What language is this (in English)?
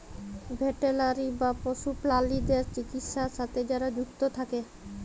Bangla